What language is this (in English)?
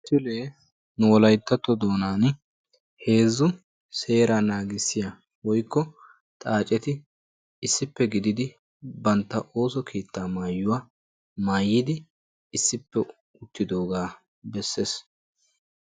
Wolaytta